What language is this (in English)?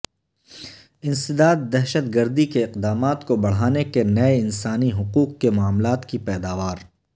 Urdu